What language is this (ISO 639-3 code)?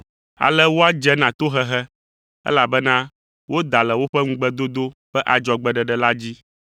ewe